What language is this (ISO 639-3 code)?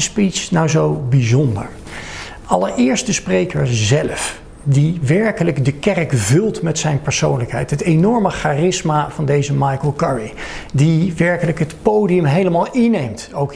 nld